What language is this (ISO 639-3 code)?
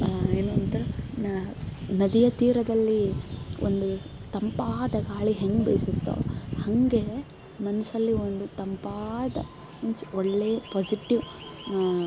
kan